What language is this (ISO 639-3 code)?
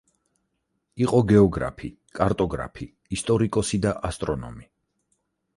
kat